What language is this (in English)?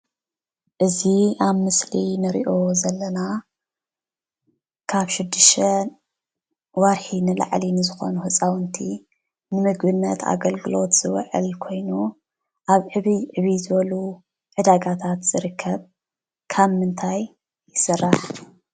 Tigrinya